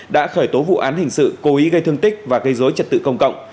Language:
Vietnamese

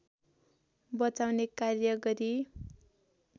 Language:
Nepali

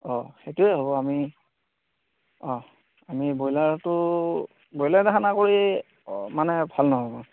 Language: Assamese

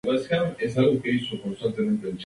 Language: Spanish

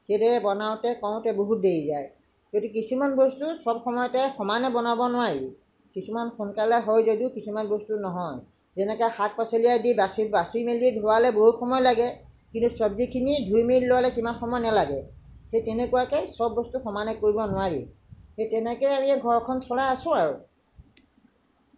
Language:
Assamese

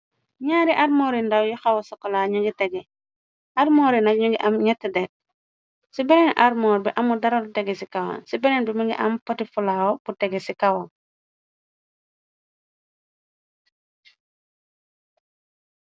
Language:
Wolof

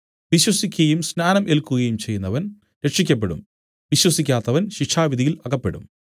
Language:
Malayalam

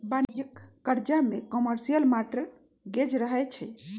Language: Magahi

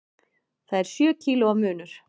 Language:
Icelandic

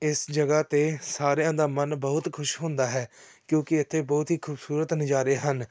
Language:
Punjabi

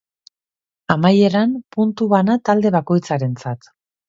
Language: Basque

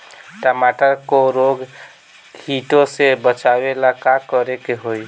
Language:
Bhojpuri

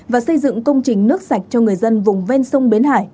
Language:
Vietnamese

